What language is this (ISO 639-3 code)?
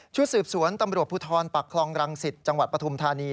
tha